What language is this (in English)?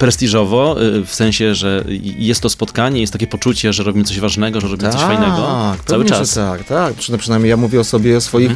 Polish